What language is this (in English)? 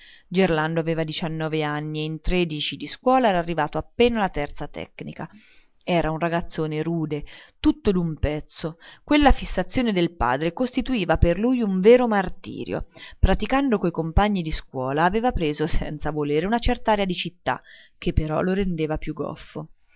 Italian